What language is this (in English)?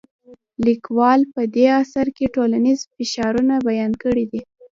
Pashto